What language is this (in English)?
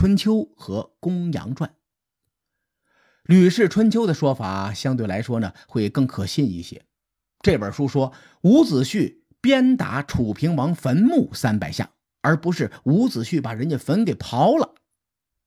Chinese